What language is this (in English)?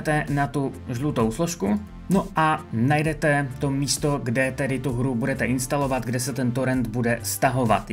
Czech